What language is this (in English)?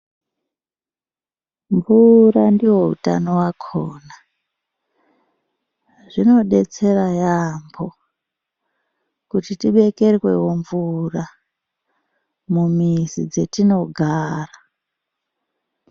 Ndau